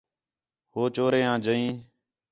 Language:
Khetrani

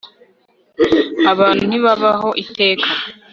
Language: Kinyarwanda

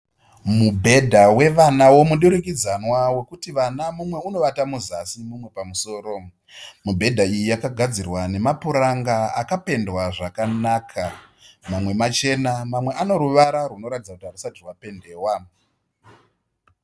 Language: Shona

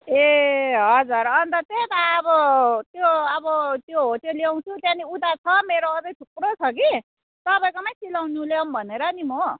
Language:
Nepali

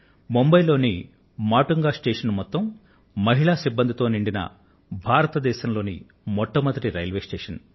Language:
Telugu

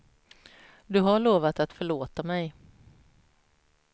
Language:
Swedish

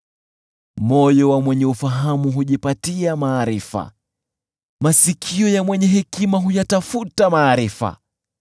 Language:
Swahili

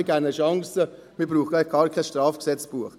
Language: Swiss German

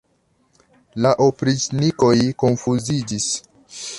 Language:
Esperanto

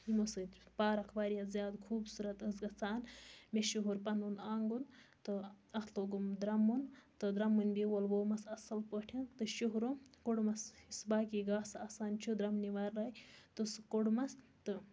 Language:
Kashmiri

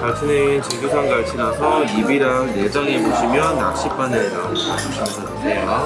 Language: Korean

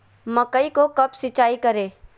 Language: Magahi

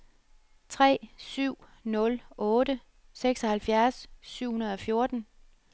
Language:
Danish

